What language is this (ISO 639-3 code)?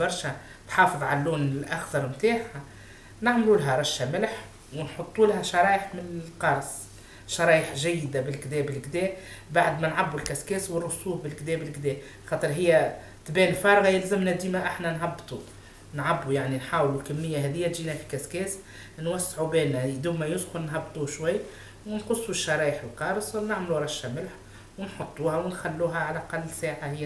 ara